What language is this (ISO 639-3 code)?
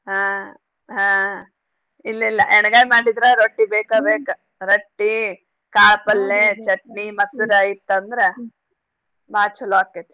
kan